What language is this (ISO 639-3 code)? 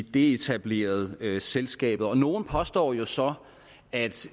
dan